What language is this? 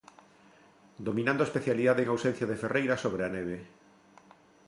Galician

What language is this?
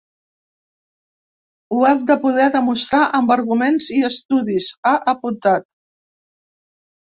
Catalan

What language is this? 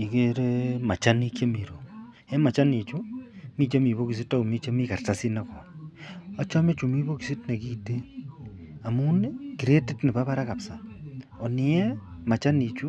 Kalenjin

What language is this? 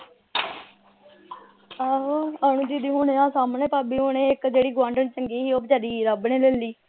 Punjabi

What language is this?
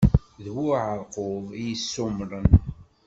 Kabyle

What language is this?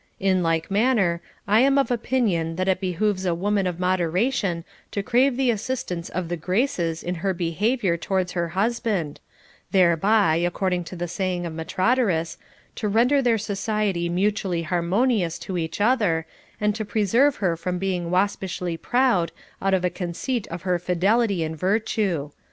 English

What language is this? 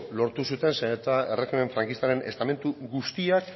Basque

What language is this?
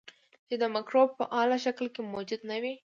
Pashto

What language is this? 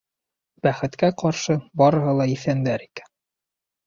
Bashkir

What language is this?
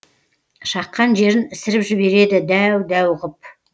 Kazakh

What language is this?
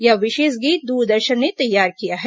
Hindi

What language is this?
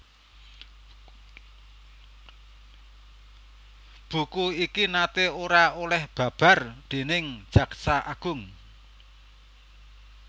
Javanese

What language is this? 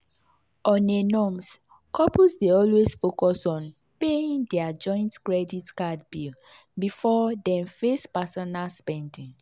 Nigerian Pidgin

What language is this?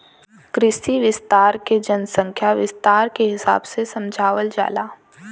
Bhojpuri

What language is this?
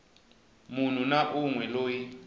Tsonga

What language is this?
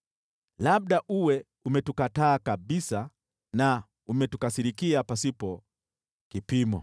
Swahili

